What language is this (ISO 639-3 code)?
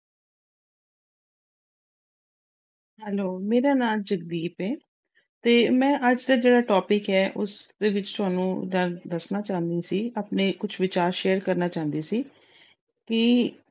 pan